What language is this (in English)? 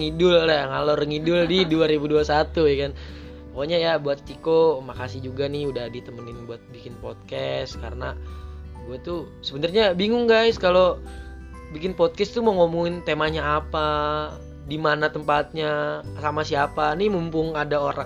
Indonesian